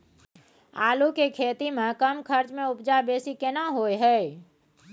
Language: Maithili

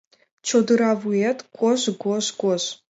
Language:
Mari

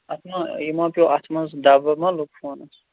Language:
Kashmiri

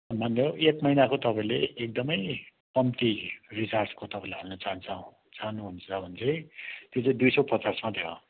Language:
Nepali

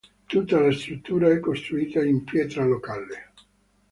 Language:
Italian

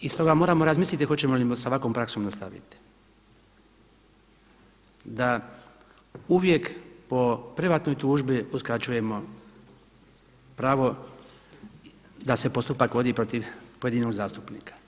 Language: Croatian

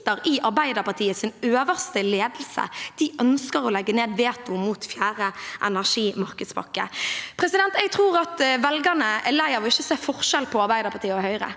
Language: Norwegian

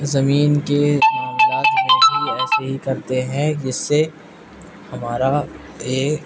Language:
Urdu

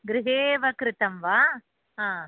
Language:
Sanskrit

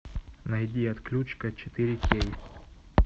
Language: Russian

